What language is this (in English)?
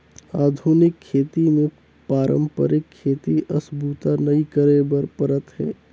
Chhattisgarhi